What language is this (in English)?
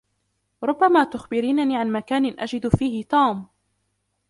Arabic